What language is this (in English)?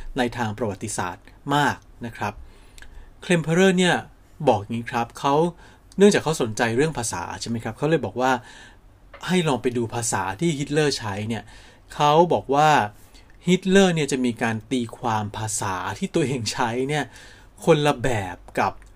Thai